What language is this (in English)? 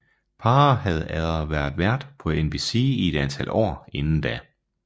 Danish